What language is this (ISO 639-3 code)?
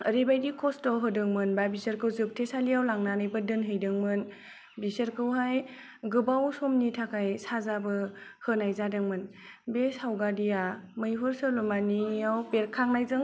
brx